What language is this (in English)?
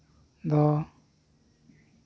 Santali